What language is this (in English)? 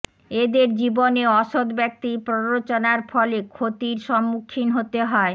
Bangla